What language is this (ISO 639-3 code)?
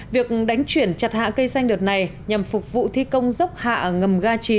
vie